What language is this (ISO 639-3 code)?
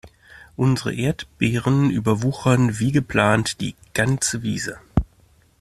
deu